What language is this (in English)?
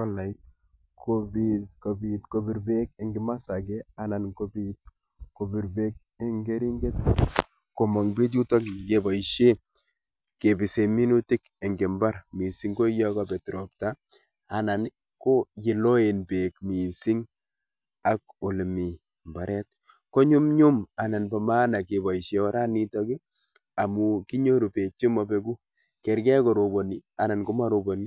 Kalenjin